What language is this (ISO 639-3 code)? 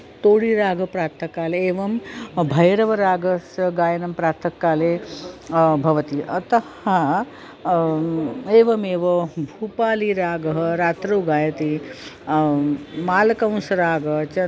san